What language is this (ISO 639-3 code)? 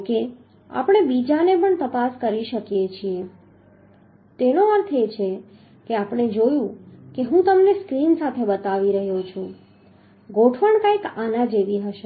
guj